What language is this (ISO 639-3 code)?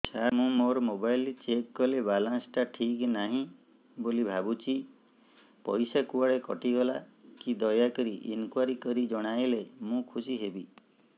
ori